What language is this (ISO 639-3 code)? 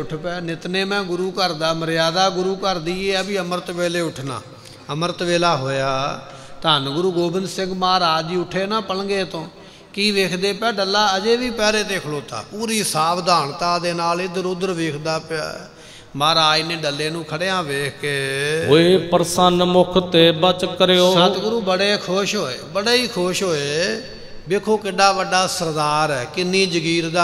pan